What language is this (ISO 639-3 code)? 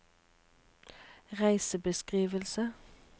nor